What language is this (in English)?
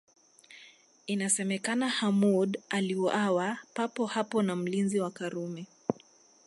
Swahili